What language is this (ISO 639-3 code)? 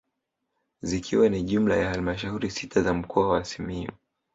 swa